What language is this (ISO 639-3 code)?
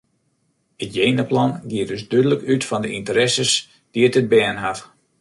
fry